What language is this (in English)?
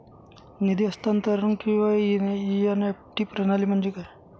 Marathi